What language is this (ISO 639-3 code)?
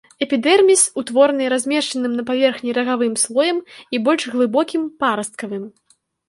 bel